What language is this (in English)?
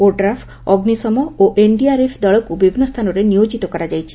Odia